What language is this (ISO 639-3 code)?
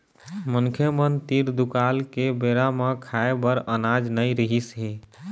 hne